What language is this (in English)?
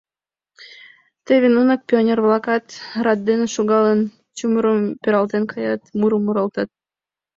Mari